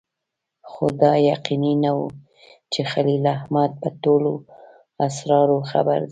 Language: Pashto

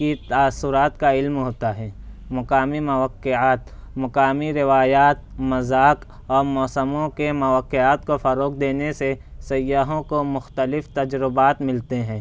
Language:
Urdu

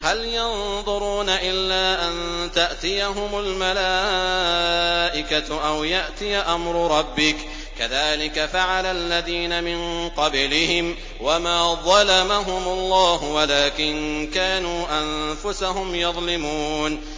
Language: Arabic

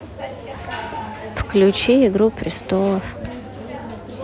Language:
Russian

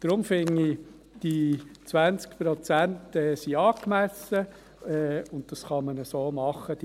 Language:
Swiss German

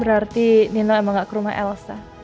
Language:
Indonesian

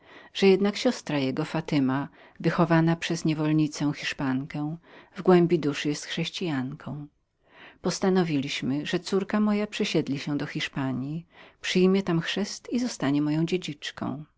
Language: Polish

